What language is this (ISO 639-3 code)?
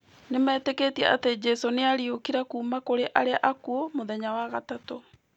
kik